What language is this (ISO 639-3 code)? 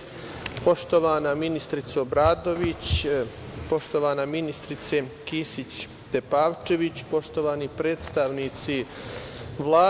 srp